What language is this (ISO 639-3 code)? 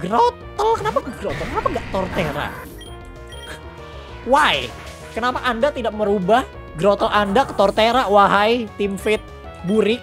ind